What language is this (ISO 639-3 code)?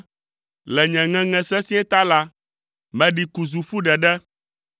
ewe